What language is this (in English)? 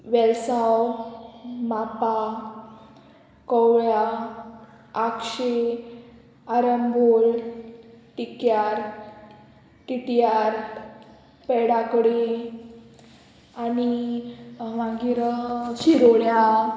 Konkani